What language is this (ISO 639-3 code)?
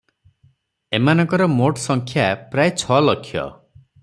ori